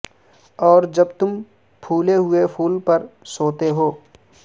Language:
Urdu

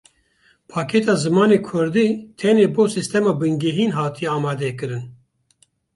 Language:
Kurdish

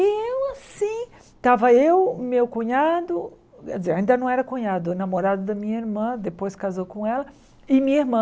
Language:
Portuguese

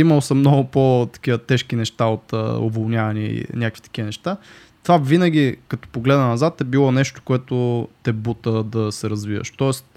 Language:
Bulgarian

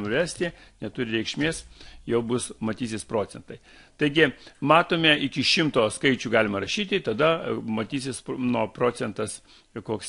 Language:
Lithuanian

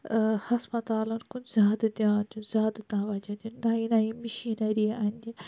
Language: Kashmiri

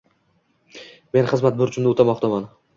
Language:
Uzbek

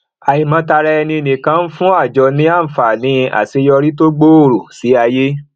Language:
Yoruba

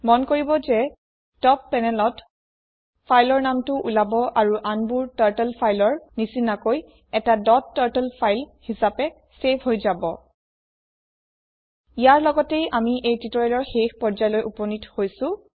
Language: Assamese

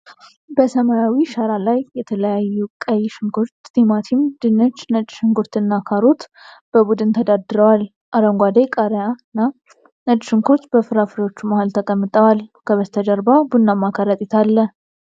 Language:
Amharic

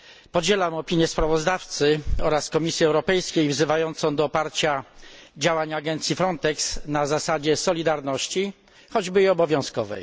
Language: Polish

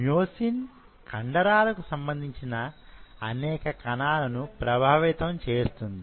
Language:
Telugu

